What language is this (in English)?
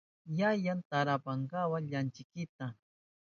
Southern Pastaza Quechua